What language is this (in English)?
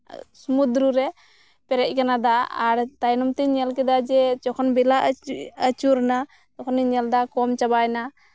Santali